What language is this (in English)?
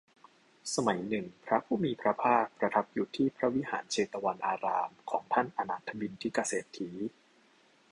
Thai